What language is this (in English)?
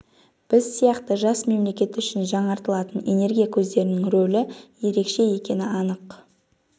Kazakh